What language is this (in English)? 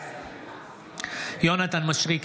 Hebrew